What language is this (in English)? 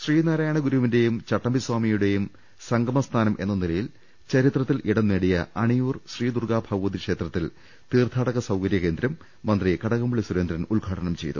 Malayalam